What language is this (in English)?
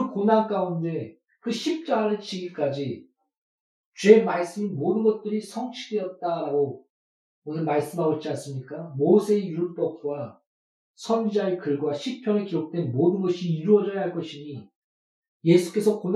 Korean